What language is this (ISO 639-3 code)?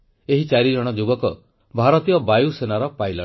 ori